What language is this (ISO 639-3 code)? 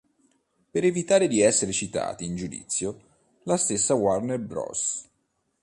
ita